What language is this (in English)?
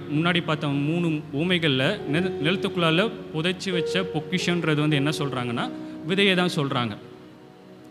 Romanian